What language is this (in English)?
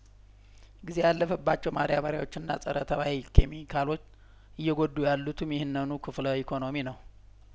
Amharic